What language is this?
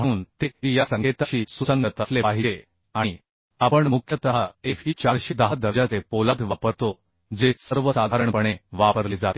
Marathi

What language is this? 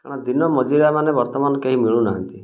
Odia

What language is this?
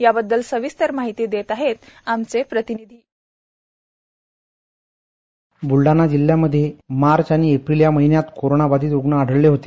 Marathi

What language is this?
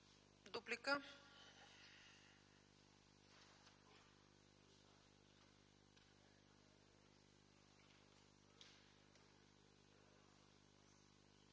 Bulgarian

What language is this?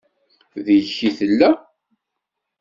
Kabyle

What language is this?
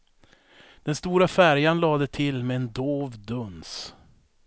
Swedish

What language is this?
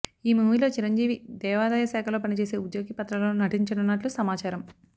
Telugu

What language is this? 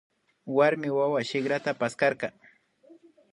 Imbabura Highland Quichua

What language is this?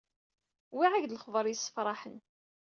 Kabyle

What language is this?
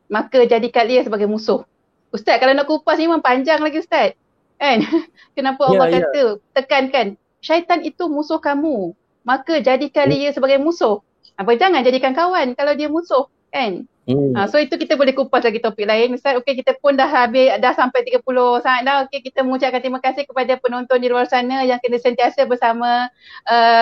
Malay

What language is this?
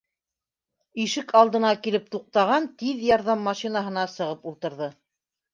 Bashkir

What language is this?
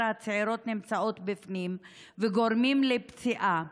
Hebrew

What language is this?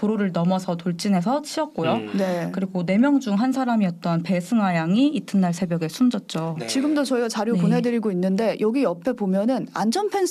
Korean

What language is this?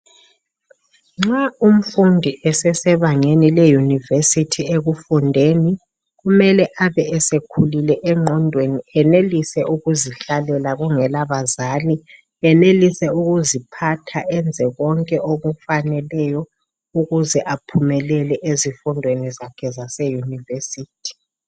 North Ndebele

